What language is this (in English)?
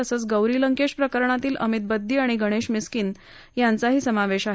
Marathi